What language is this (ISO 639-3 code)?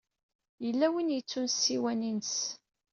kab